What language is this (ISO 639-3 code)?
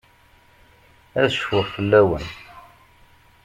kab